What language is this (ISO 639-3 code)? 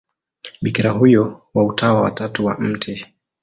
swa